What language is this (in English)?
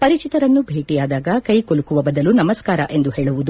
Kannada